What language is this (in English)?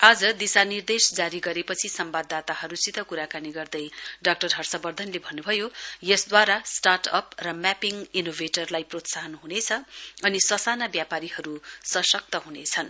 Nepali